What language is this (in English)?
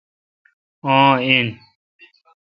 Kalkoti